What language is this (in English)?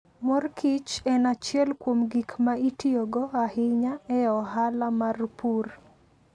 Luo (Kenya and Tanzania)